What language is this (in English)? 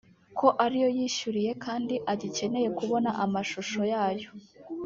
Kinyarwanda